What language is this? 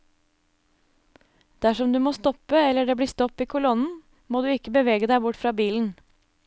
Norwegian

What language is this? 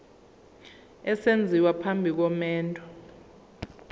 Zulu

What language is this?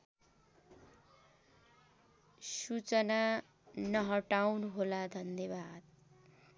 Nepali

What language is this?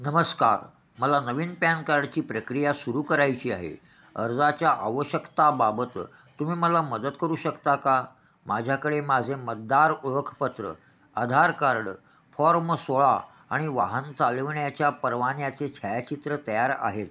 Marathi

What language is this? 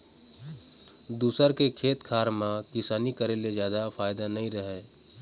Chhattisgarhi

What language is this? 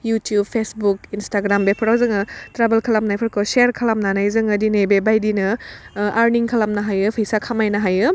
Bodo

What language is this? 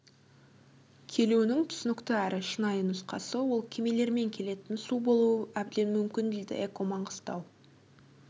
Kazakh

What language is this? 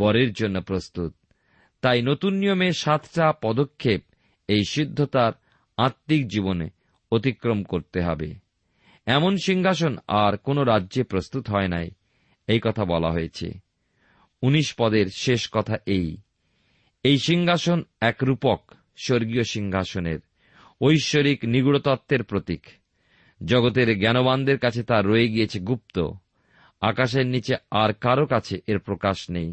Bangla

